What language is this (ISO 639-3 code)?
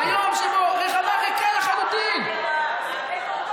heb